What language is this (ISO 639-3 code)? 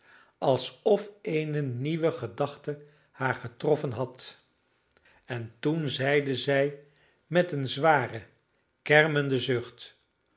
nld